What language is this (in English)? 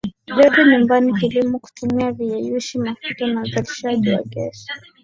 Swahili